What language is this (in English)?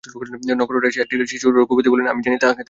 Bangla